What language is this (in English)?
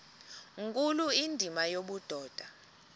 Xhosa